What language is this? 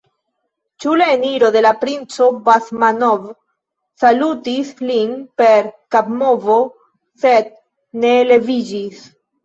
Esperanto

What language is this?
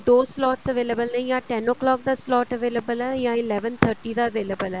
Punjabi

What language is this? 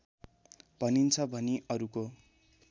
Nepali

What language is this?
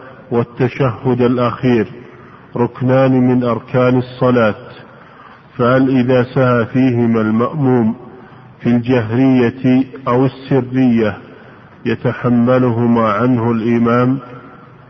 Arabic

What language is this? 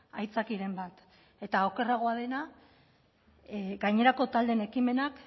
Basque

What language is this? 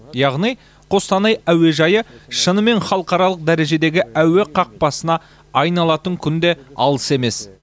Kazakh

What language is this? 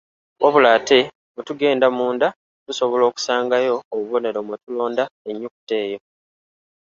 Ganda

